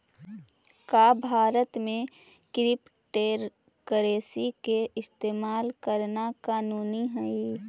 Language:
Magahi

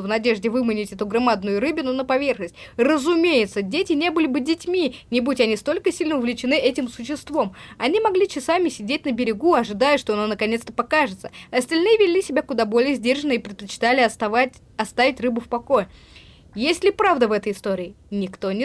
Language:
Russian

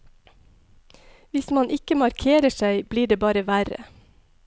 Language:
Norwegian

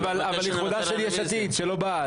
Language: Hebrew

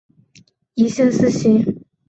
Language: Chinese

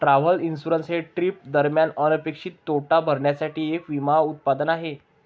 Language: Marathi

